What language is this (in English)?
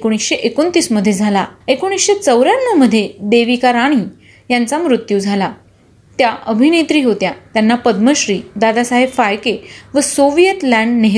Marathi